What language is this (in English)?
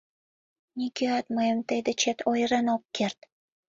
Mari